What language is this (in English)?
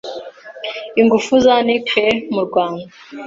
Kinyarwanda